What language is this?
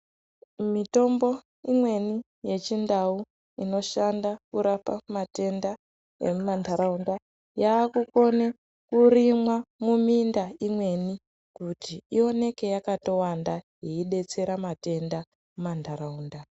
Ndau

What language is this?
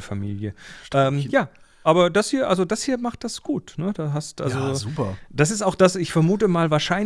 German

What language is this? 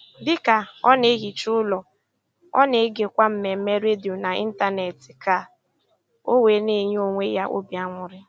Igbo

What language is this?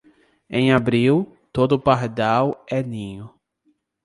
Portuguese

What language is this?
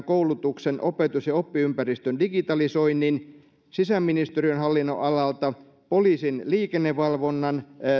Finnish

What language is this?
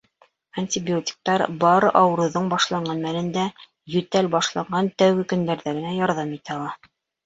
Bashkir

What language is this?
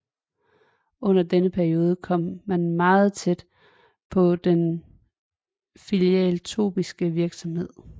Danish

